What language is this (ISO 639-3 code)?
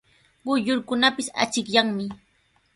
qws